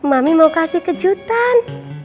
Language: Indonesian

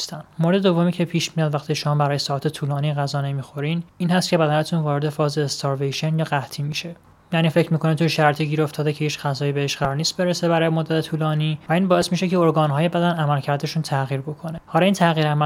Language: Persian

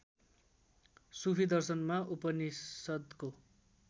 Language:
Nepali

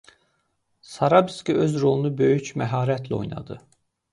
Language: Azerbaijani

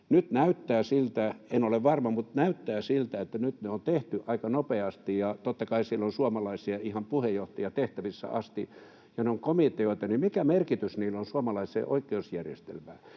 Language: Finnish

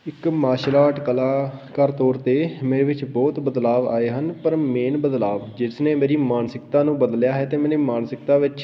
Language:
Punjabi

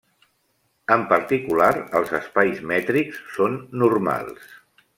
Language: Catalan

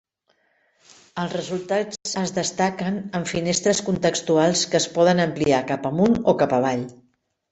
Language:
Catalan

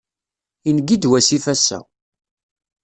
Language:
Kabyle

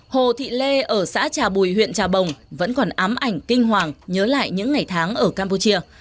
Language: Vietnamese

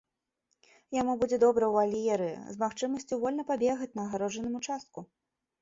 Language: Belarusian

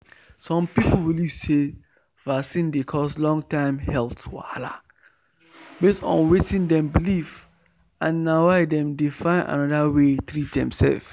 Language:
Nigerian Pidgin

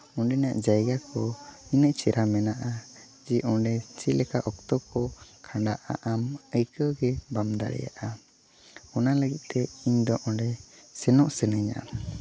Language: Santali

